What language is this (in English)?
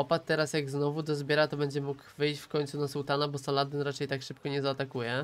Polish